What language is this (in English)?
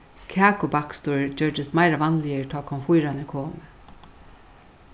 Faroese